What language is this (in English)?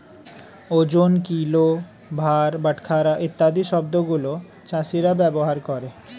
Bangla